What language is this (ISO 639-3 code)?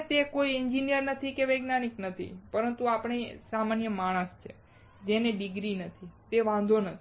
guj